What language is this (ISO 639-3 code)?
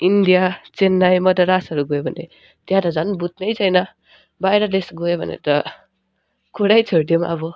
nep